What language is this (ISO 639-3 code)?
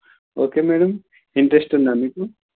tel